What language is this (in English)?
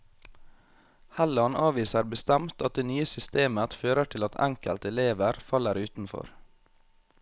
Norwegian